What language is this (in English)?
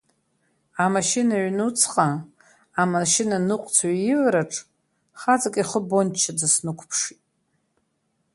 Abkhazian